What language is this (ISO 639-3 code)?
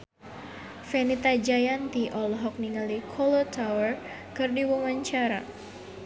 sun